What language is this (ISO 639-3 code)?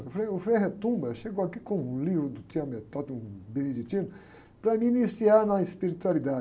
por